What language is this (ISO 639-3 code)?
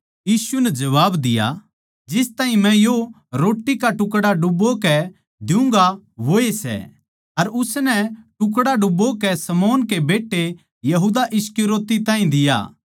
bgc